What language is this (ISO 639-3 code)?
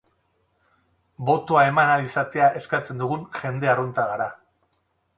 eus